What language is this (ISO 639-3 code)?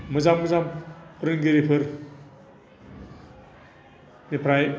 brx